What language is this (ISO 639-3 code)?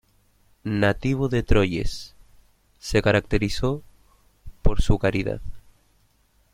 spa